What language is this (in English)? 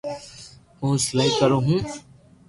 Loarki